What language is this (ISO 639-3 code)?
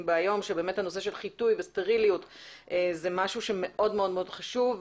heb